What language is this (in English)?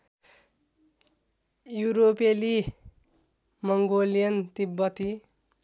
Nepali